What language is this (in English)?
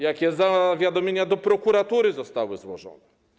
Polish